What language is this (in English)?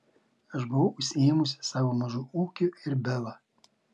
Lithuanian